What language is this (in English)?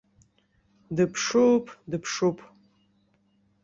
Abkhazian